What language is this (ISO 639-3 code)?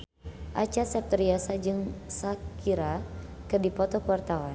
sun